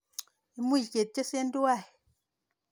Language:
Kalenjin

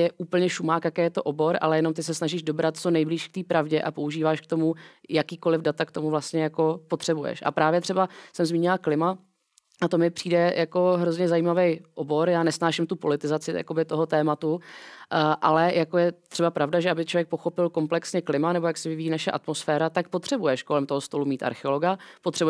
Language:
Czech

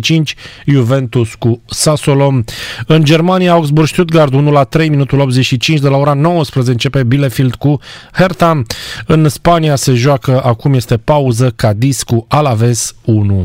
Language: Romanian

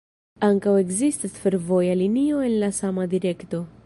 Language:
Esperanto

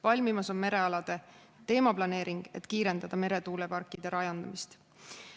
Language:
Estonian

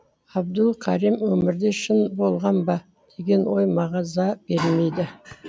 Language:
Kazakh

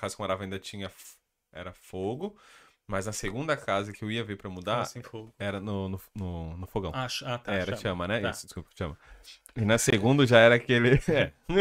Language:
Portuguese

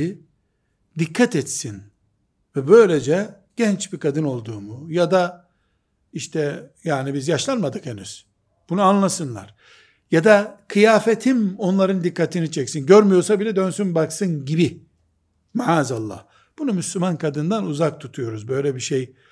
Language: Turkish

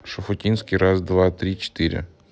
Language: Russian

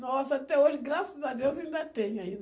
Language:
Portuguese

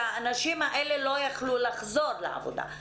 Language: Hebrew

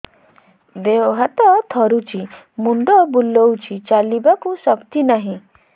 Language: Odia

